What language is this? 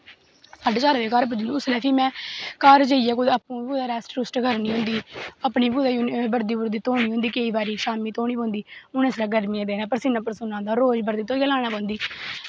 Dogri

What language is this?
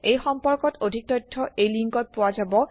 Assamese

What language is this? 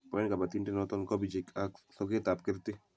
Kalenjin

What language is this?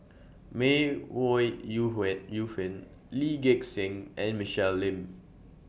English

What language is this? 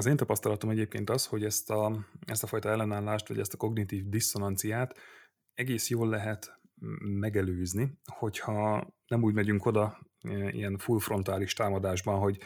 Hungarian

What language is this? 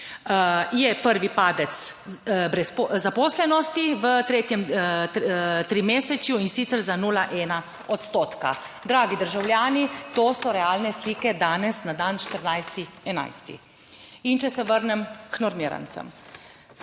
Slovenian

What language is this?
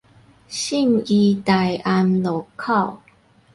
Min Nan Chinese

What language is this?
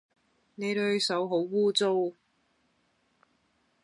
Cantonese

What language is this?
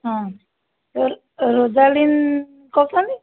Odia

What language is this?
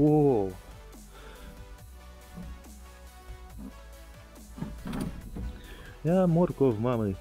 Romanian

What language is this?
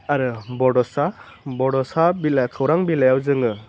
Bodo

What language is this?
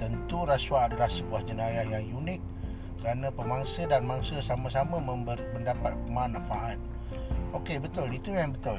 Malay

